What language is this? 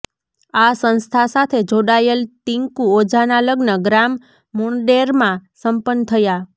Gujarati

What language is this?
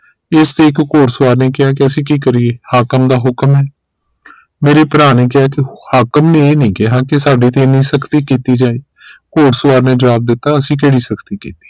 Punjabi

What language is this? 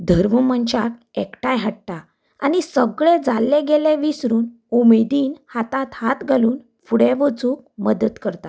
Konkani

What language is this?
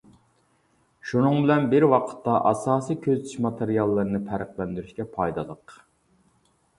Uyghur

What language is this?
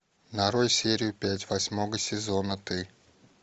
Russian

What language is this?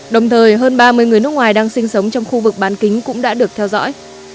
Vietnamese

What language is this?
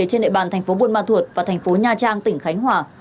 Vietnamese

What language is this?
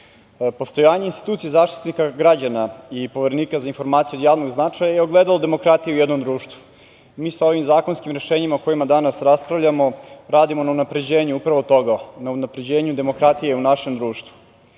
Serbian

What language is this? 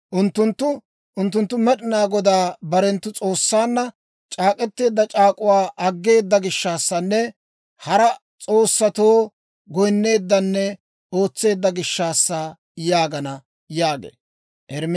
Dawro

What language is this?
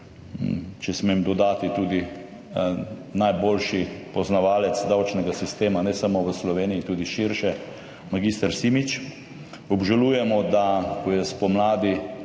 Slovenian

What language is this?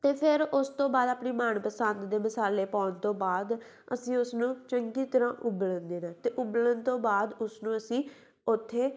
Punjabi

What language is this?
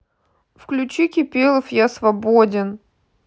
Russian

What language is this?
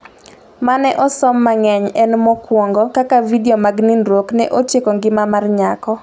Luo (Kenya and Tanzania)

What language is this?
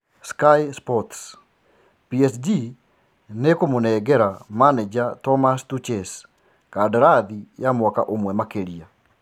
Kikuyu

